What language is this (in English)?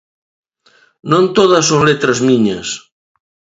Galician